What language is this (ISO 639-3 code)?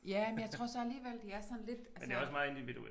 dan